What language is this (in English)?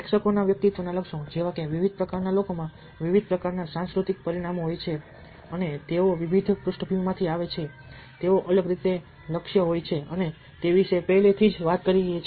Gujarati